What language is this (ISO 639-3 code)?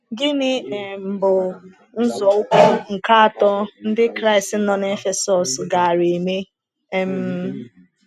ibo